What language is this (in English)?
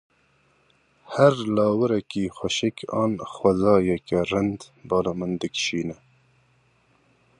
Kurdish